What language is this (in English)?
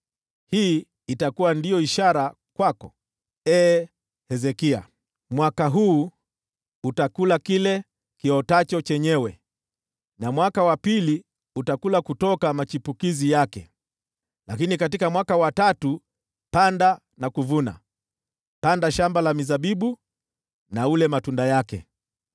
Swahili